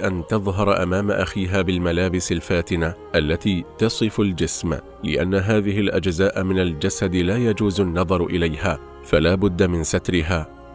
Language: Arabic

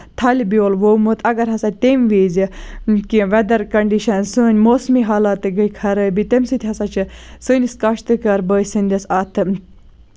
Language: Kashmiri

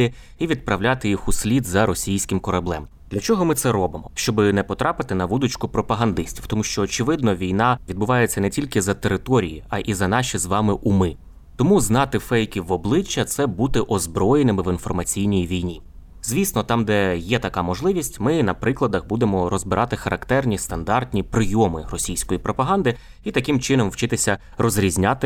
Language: Ukrainian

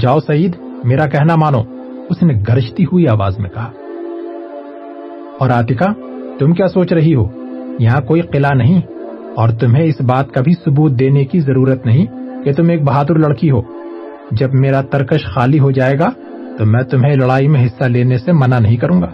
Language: Urdu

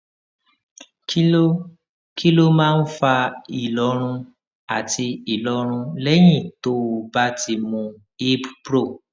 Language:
Yoruba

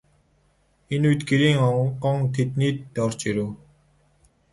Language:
Mongolian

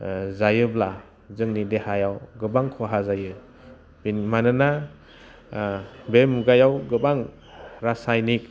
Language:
Bodo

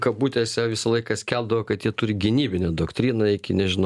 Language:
Lithuanian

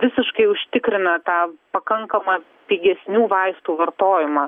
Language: Lithuanian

